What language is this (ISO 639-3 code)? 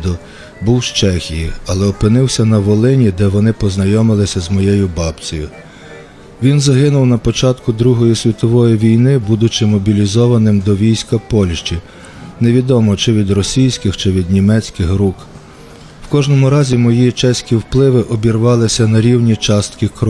ukr